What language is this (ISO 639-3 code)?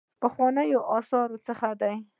pus